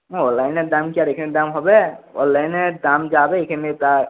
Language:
Bangla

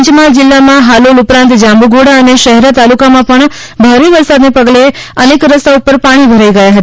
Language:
Gujarati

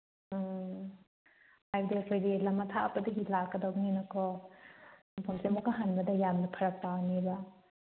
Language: Manipuri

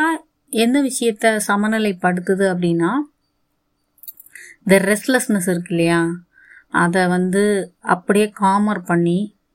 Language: Tamil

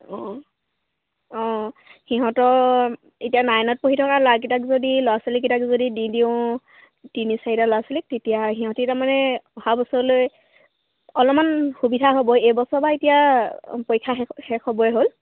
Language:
Assamese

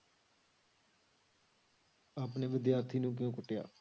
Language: Punjabi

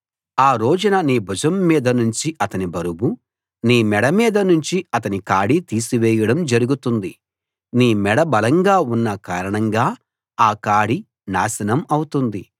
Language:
Telugu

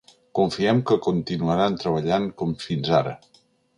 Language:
Catalan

